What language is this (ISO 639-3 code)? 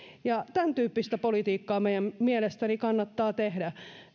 fin